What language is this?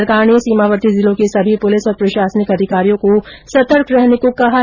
Hindi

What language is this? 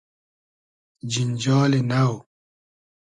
Hazaragi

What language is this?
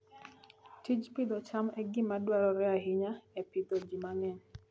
Luo (Kenya and Tanzania)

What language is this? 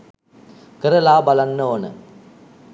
Sinhala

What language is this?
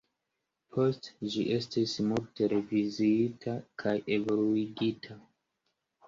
Esperanto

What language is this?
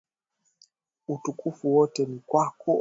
Swahili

